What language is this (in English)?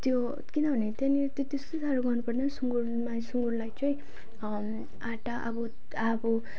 Nepali